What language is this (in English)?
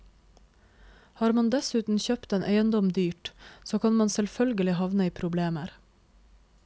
Norwegian